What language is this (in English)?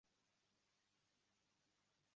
Uzbek